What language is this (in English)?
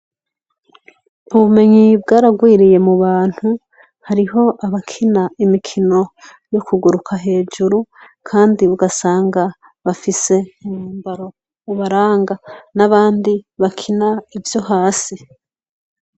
Rundi